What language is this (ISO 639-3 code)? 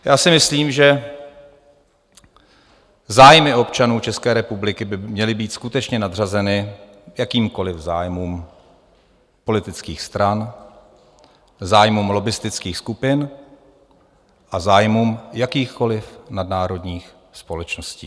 ces